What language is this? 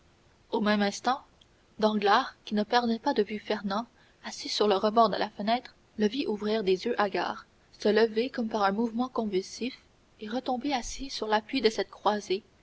French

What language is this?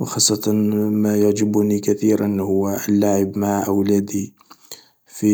Algerian Arabic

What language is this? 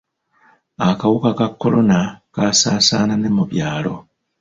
Ganda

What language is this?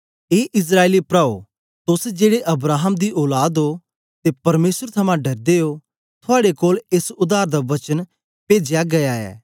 Dogri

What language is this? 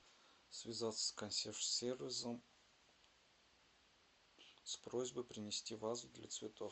Russian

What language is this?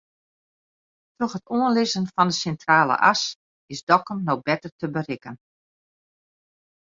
Western Frisian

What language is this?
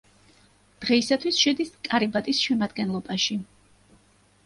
Georgian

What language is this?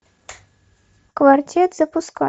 Russian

